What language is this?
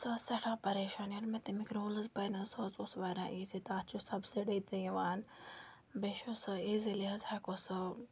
Kashmiri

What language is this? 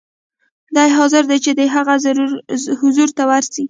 Pashto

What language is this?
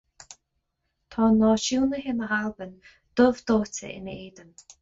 Irish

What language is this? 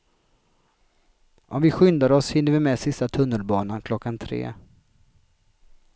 Swedish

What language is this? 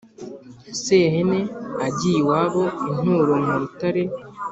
Kinyarwanda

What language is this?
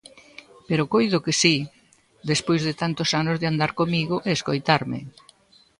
Galician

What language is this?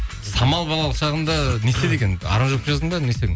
Kazakh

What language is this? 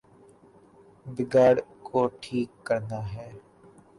Urdu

